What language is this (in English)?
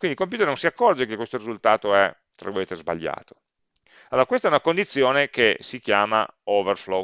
Italian